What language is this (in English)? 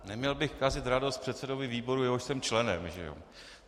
Czech